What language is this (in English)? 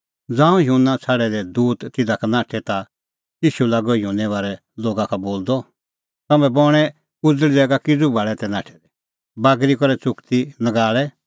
Kullu Pahari